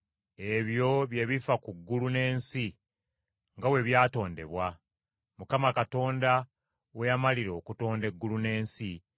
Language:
Ganda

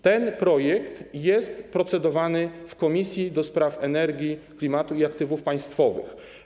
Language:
Polish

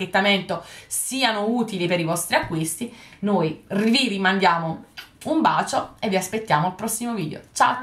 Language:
Italian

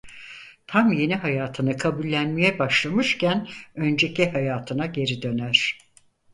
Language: Turkish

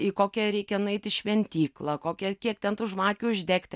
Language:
Lithuanian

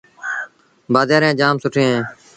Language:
Sindhi Bhil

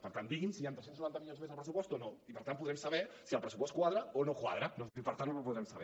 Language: Catalan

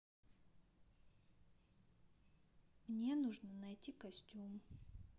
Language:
Russian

